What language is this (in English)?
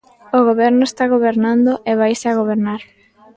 Galician